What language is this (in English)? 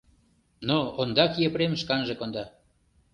Mari